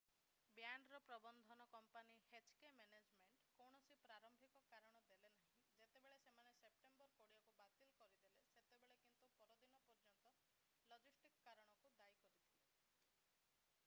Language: Odia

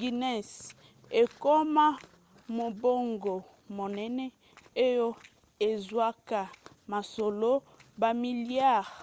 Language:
Lingala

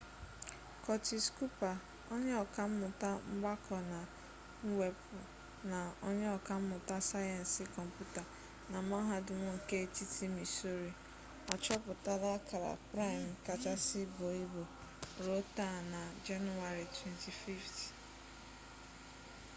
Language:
Igbo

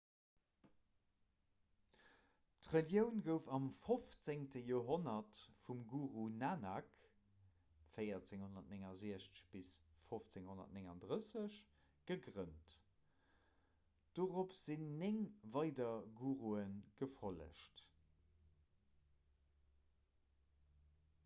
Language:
Luxembourgish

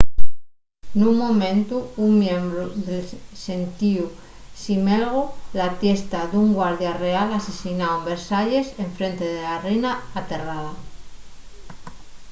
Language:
Asturian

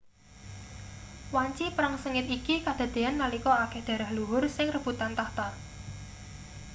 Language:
Javanese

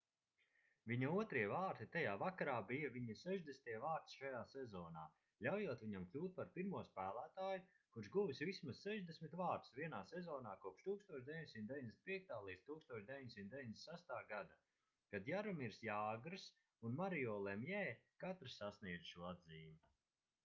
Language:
Latvian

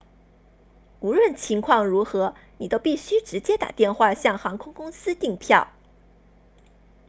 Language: Chinese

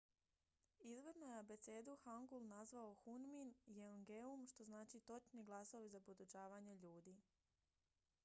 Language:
Croatian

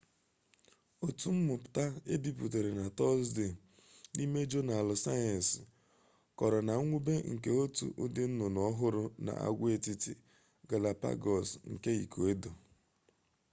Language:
Igbo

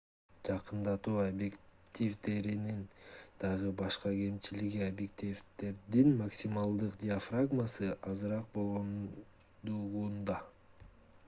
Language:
Kyrgyz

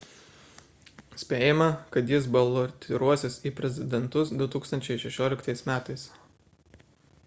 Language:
Lithuanian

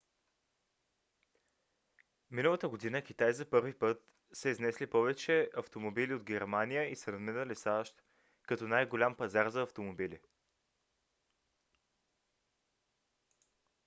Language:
Bulgarian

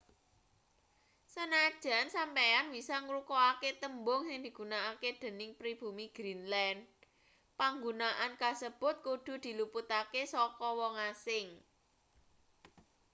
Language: Javanese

